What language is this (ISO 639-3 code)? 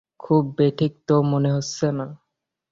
ben